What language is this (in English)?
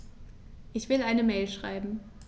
German